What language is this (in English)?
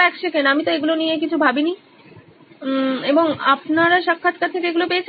Bangla